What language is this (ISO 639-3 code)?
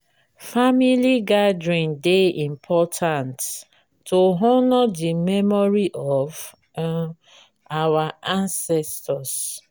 pcm